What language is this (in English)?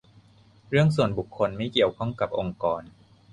Thai